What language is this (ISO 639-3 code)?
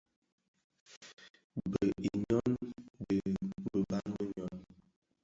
ksf